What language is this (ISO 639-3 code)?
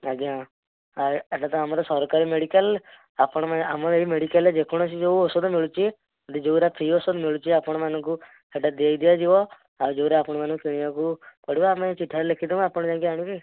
ori